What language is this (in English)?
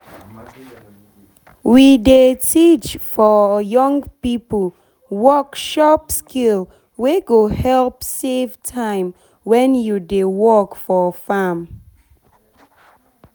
Nigerian Pidgin